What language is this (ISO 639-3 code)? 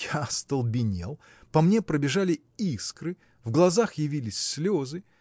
rus